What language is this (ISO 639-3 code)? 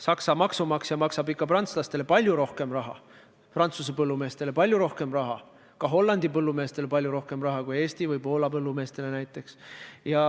est